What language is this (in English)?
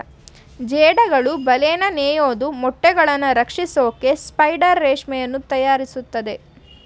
Kannada